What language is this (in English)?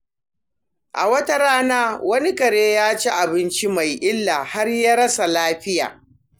Hausa